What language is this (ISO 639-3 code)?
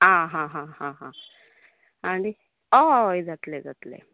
kok